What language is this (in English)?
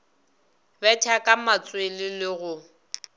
Northern Sotho